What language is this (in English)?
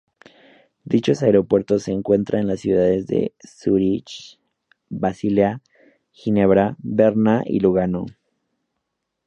Spanish